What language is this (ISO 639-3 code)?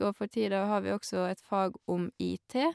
nor